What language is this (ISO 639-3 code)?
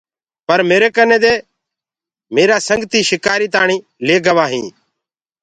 ggg